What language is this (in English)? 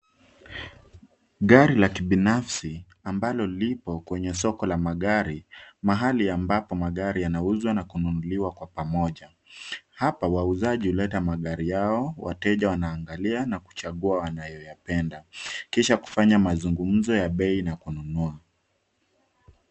Swahili